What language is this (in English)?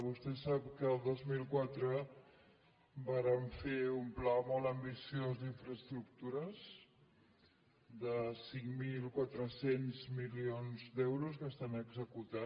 Catalan